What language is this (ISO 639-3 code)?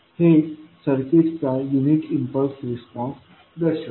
mar